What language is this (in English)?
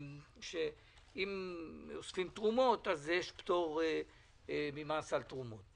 Hebrew